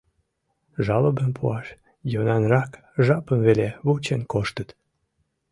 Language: Mari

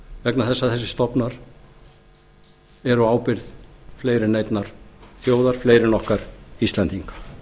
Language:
Icelandic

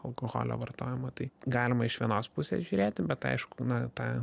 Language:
Lithuanian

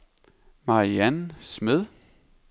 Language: Danish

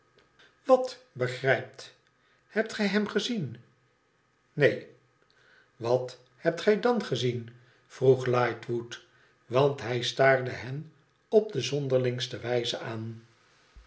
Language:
Dutch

